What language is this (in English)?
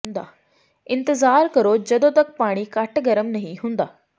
Punjabi